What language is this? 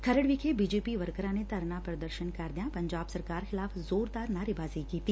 Punjabi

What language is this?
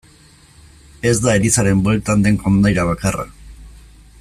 Basque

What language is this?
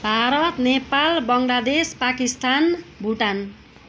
Nepali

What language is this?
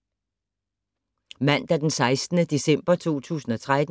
Danish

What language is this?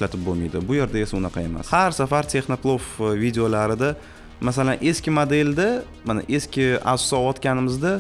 Turkish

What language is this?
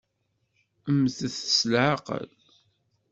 Kabyle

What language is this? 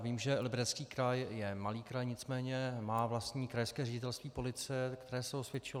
Czech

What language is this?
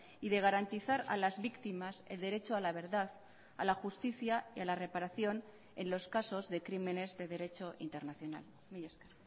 Spanish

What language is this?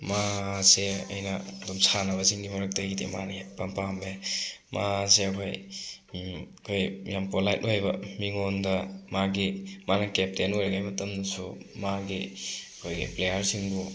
Manipuri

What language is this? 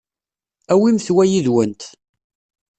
Kabyle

